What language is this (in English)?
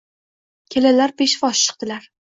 Uzbek